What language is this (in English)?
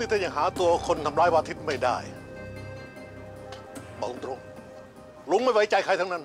Thai